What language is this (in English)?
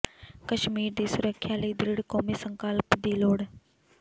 Punjabi